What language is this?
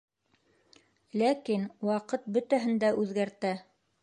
Bashkir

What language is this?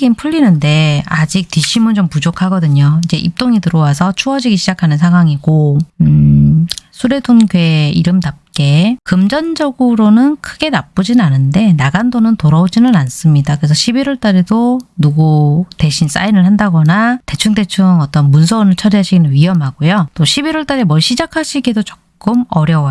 Korean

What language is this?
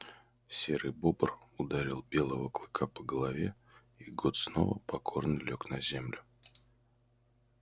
Russian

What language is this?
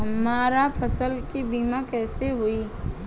Bhojpuri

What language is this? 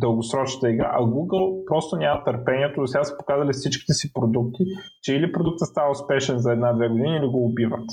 Bulgarian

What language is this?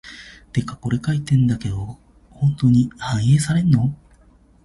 Japanese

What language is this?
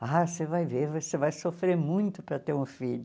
Portuguese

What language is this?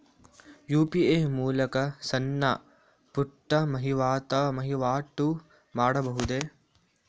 Kannada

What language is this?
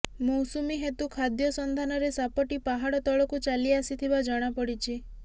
Odia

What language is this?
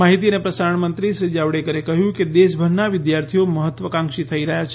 Gujarati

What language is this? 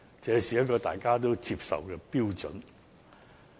Cantonese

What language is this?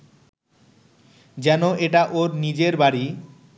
Bangla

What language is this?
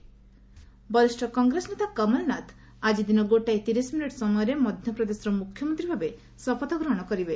Odia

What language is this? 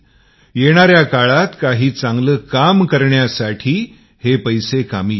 Marathi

